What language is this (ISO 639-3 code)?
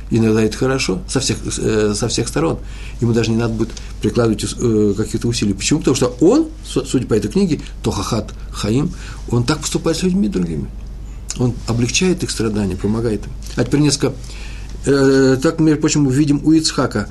rus